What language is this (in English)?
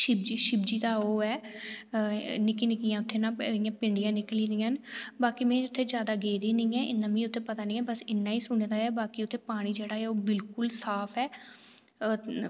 Dogri